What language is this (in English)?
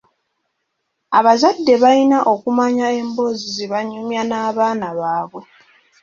Ganda